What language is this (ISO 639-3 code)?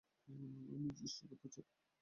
ben